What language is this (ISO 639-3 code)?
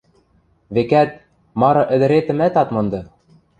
mrj